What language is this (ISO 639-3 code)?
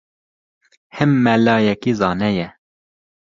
kur